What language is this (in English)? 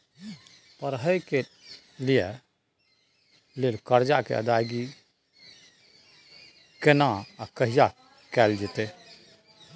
Maithili